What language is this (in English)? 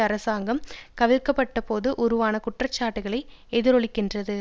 Tamil